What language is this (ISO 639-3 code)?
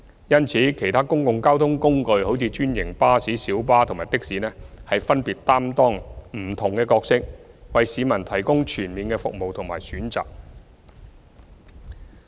yue